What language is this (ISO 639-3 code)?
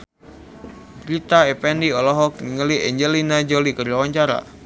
sun